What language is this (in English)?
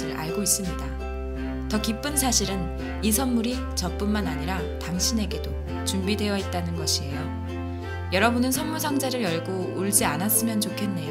Korean